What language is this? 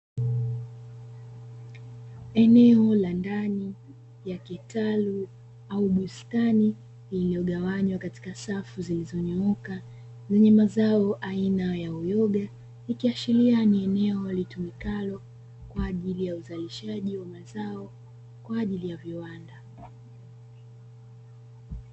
Swahili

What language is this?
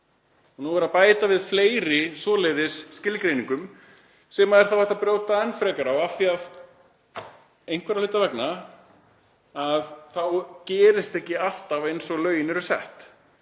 Icelandic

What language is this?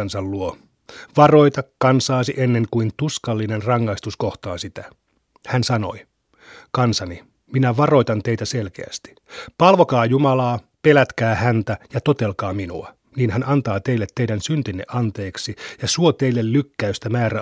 Finnish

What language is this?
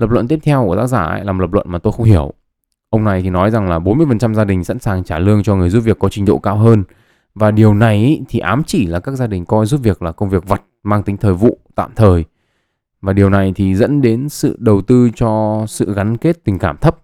Vietnamese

